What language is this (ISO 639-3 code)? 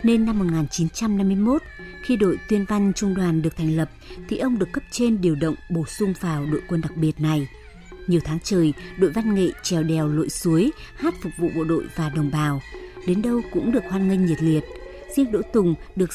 vie